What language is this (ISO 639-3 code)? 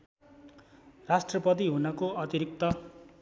nep